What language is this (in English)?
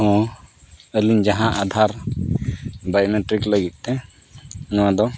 Santali